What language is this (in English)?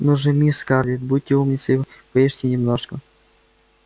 Russian